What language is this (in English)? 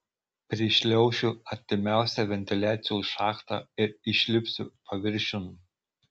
Lithuanian